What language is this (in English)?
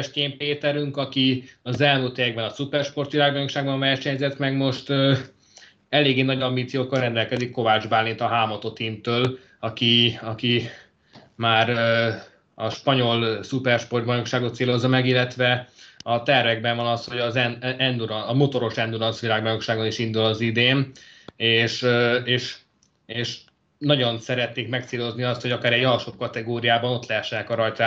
Hungarian